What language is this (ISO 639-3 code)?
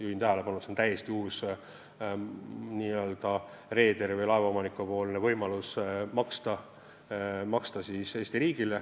est